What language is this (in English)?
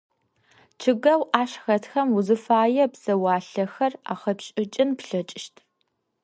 Adyghe